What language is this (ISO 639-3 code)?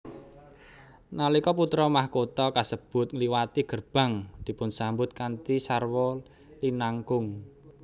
jav